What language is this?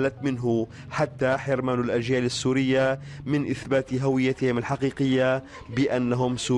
Arabic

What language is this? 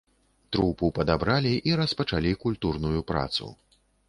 Belarusian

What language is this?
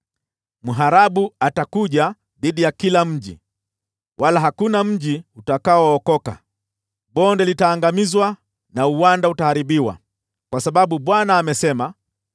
Swahili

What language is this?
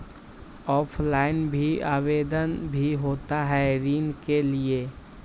Magahi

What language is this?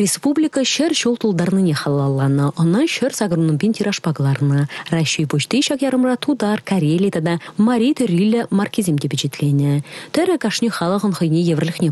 Russian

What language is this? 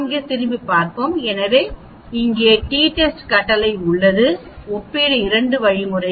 Tamil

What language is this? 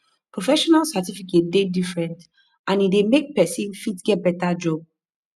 Nigerian Pidgin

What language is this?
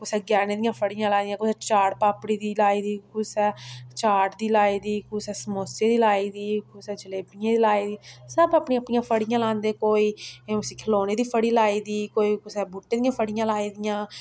Dogri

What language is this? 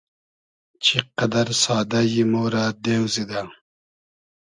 Hazaragi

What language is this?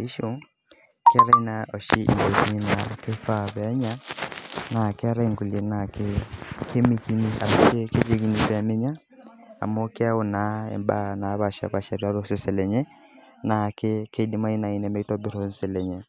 Masai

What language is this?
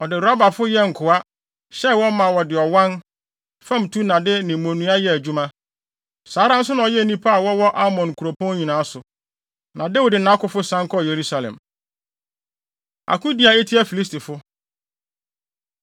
Akan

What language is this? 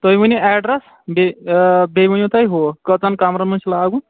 Kashmiri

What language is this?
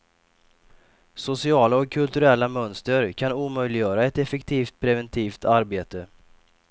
Swedish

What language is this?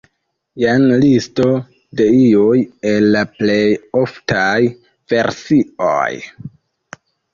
Esperanto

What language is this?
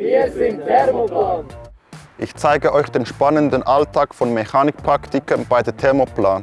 German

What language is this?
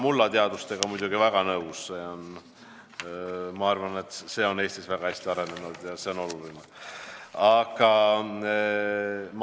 Estonian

